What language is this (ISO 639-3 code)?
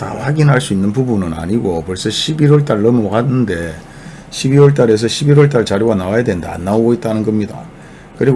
kor